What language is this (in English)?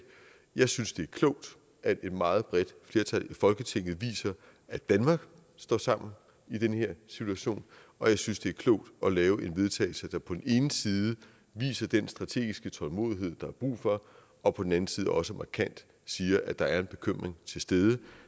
Danish